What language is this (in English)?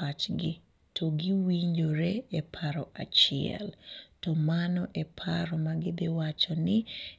Luo (Kenya and Tanzania)